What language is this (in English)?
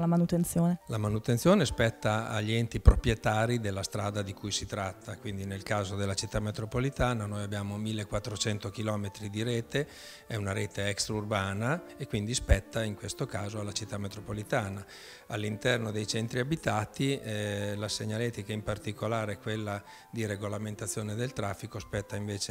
Italian